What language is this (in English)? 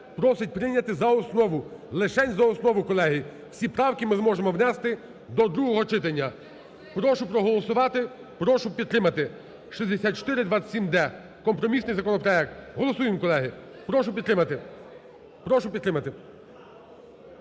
Ukrainian